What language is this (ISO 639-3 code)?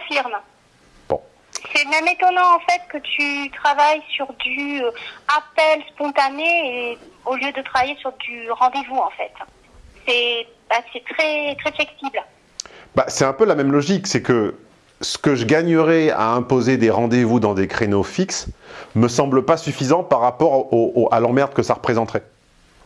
fra